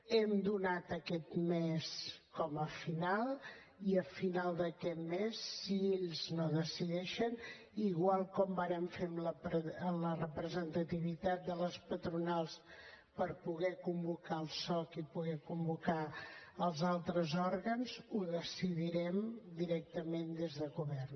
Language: Catalan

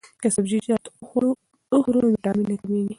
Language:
Pashto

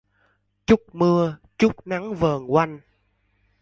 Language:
Vietnamese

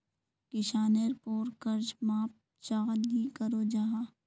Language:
Magahi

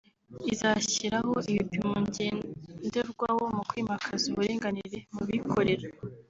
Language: Kinyarwanda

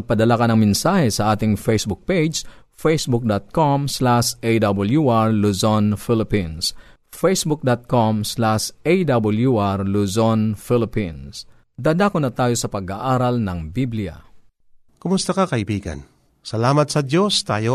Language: Filipino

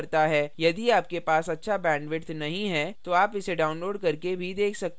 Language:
Hindi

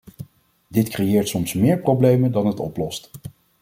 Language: Dutch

